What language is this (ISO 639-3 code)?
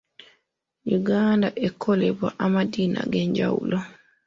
lug